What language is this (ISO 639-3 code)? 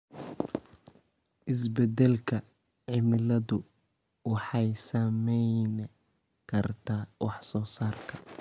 som